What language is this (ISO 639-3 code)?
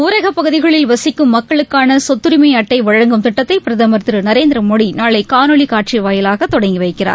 tam